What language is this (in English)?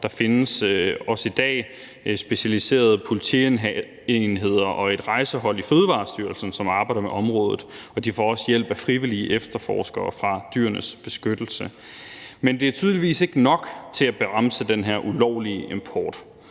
Danish